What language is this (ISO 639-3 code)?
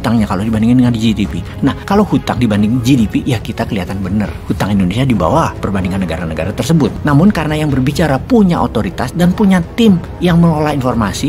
ind